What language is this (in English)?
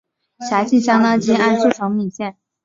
Chinese